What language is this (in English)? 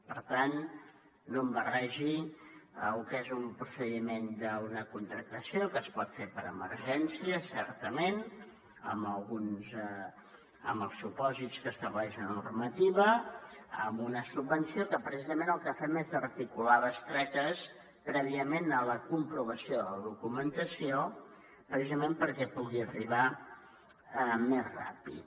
Catalan